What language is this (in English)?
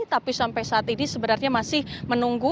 Indonesian